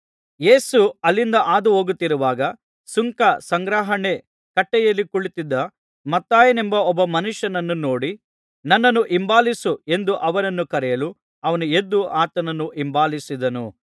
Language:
Kannada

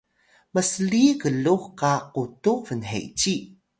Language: Atayal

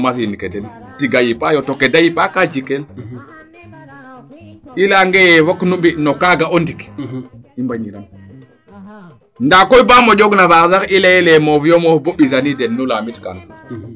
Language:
Serer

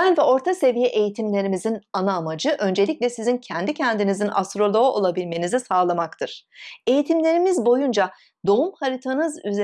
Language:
Turkish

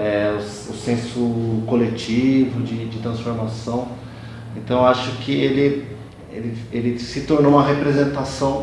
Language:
Portuguese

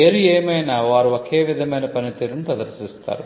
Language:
Telugu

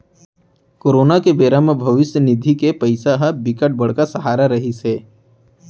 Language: Chhattisgarhi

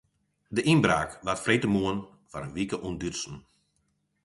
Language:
Western Frisian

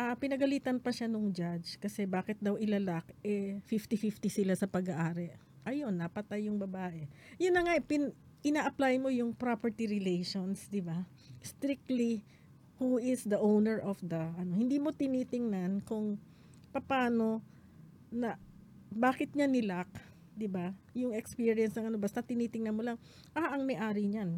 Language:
Filipino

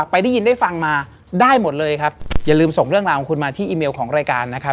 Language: Thai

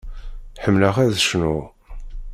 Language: Kabyle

